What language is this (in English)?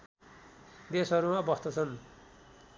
Nepali